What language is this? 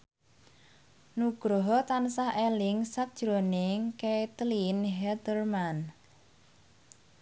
Javanese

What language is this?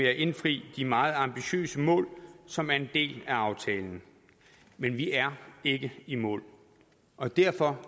Danish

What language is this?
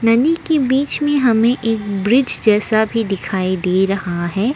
Hindi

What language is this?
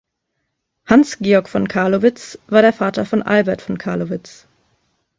German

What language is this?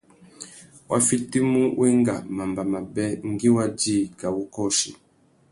Tuki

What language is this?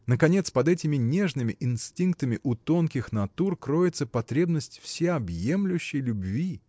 Russian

